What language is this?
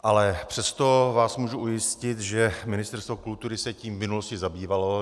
Czech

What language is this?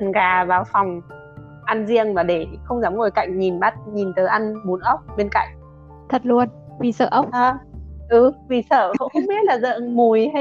Vietnamese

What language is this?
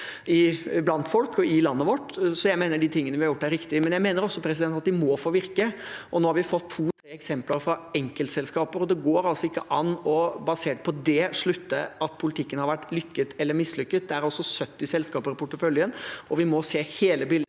Norwegian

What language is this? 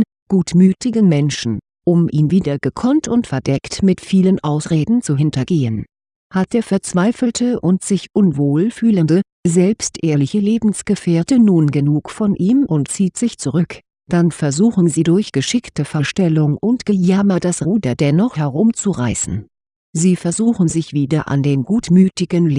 German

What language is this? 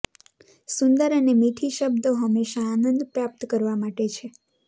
Gujarati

